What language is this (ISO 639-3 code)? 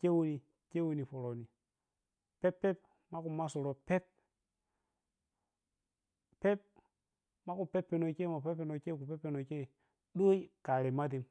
piy